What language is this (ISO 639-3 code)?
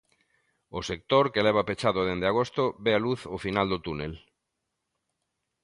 glg